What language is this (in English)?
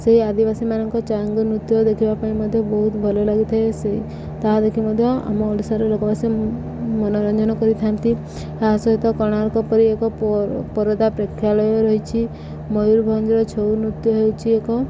Odia